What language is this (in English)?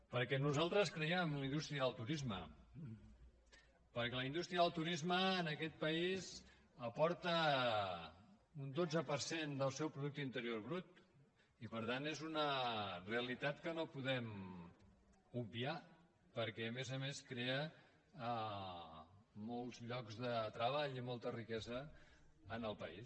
Catalan